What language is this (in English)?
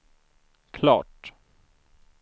Swedish